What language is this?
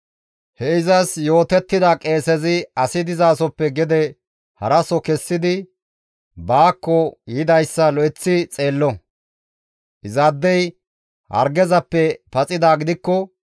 Gamo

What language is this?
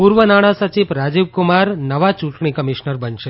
Gujarati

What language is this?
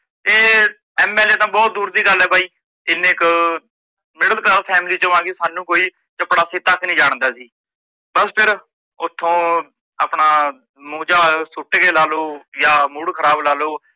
Punjabi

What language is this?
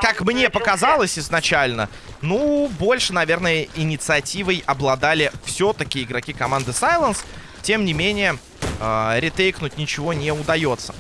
Russian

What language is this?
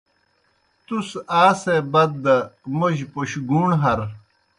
Kohistani Shina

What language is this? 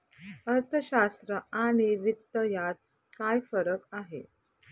Marathi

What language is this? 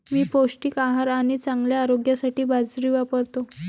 Marathi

